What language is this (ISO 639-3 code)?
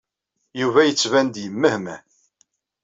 kab